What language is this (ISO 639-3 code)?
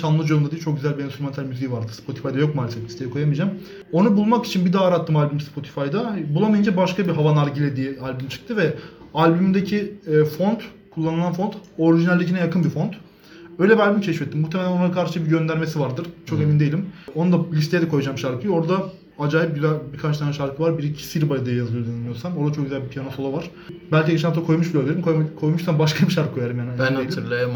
tur